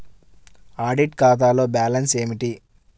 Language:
Telugu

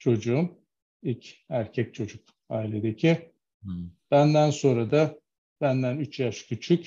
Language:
Turkish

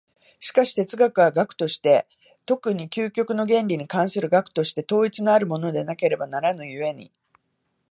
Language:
Japanese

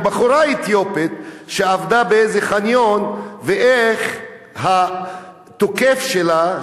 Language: Hebrew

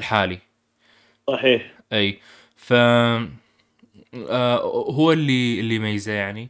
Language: Arabic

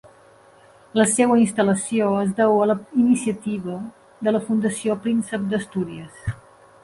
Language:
Catalan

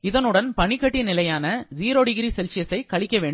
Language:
Tamil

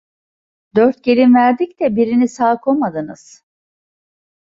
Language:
Turkish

